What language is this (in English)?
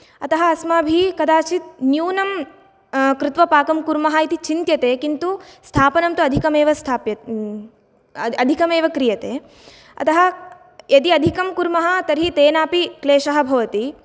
Sanskrit